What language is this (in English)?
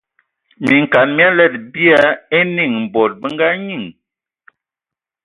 Ewondo